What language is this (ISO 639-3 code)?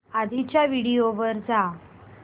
mar